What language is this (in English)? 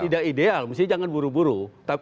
Indonesian